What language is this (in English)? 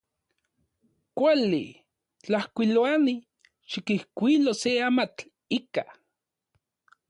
Central Puebla Nahuatl